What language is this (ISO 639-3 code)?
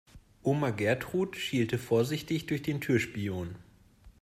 deu